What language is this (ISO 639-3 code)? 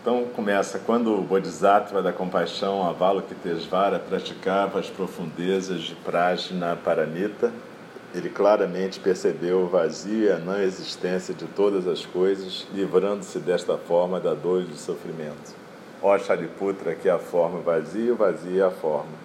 por